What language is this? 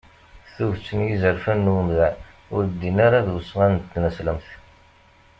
Kabyle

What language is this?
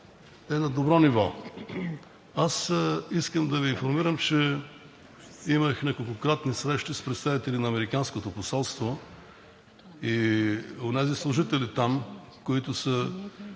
Bulgarian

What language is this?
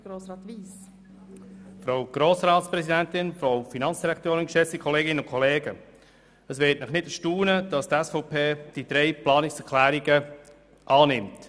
Swiss German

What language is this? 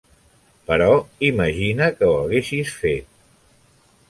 Catalan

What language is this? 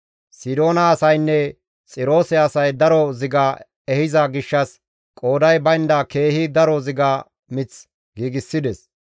Gamo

